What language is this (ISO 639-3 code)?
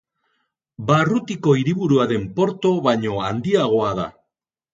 eus